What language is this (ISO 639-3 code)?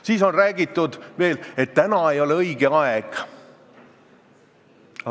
est